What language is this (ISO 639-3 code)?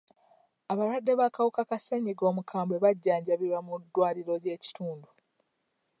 lug